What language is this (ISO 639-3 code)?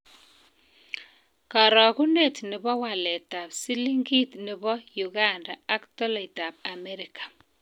kln